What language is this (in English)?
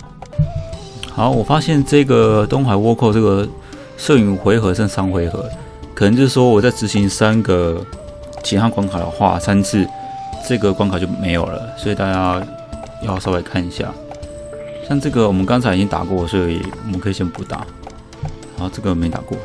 Chinese